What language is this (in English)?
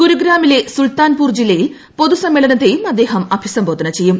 Malayalam